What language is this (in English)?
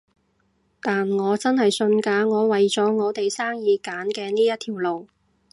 Cantonese